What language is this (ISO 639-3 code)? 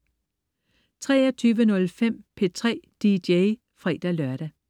dan